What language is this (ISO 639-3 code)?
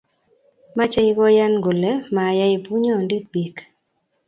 kln